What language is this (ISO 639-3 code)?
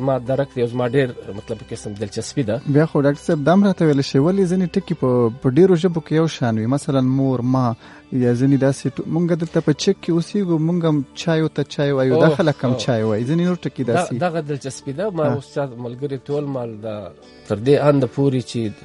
urd